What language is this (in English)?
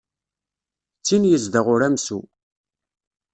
Kabyle